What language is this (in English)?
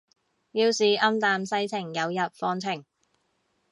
Cantonese